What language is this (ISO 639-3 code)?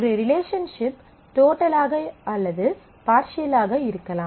tam